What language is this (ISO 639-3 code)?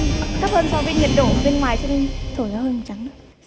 vie